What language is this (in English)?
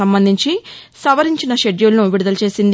Telugu